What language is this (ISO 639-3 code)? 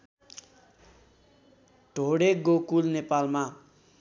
nep